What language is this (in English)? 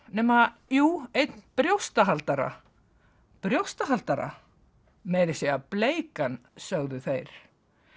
Icelandic